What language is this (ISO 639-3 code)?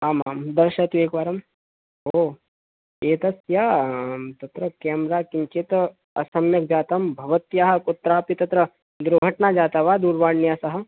san